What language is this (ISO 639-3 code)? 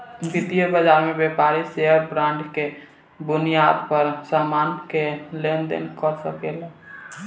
bho